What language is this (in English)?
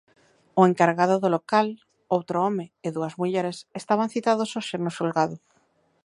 Galician